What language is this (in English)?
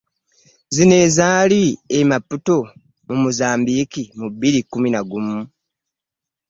Ganda